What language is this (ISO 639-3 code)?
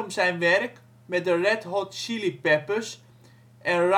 nld